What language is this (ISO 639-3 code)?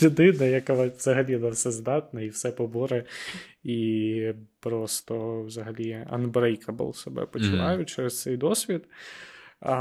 ukr